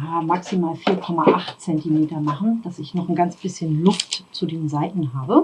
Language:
German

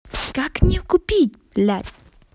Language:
Russian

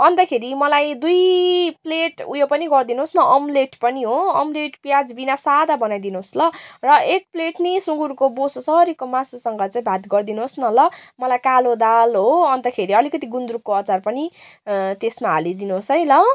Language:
Nepali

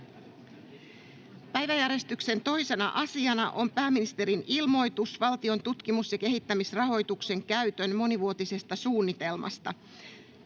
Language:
Finnish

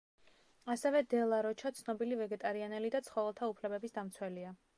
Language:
Georgian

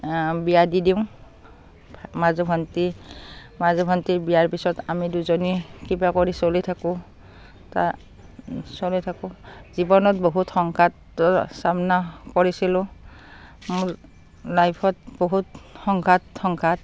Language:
Assamese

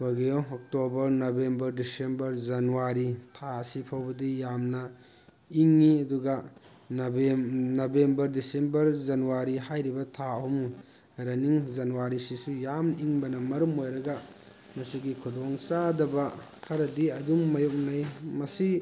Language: Manipuri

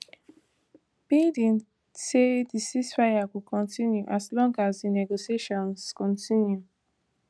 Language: Nigerian Pidgin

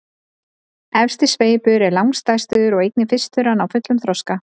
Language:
Icelandic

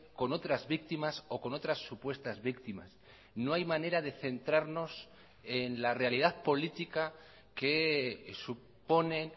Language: Spanish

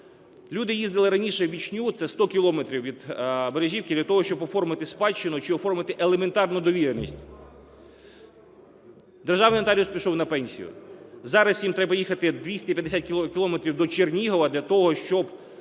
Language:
Ukrainian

